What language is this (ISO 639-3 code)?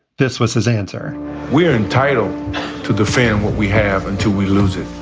eng